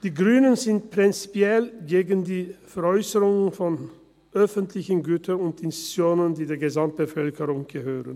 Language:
Swiss German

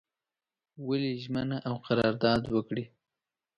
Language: Pashto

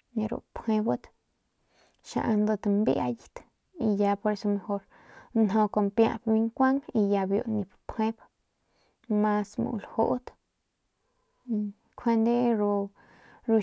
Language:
Northern Pame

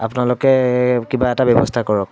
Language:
Assamese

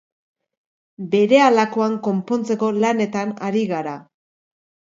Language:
Basque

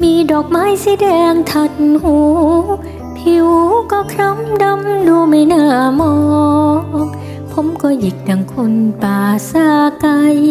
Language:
Thai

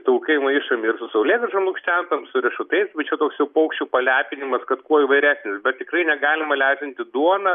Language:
Lithuanian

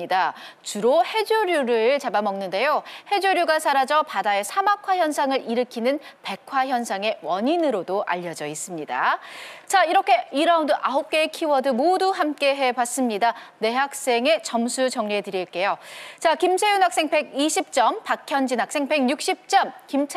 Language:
Korean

